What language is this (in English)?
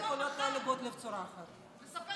Hebrew